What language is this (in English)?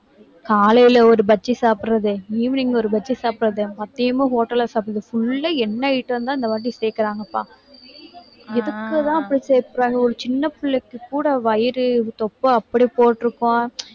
Tamil